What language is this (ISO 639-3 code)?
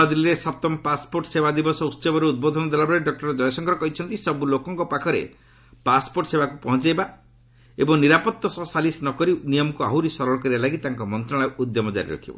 ori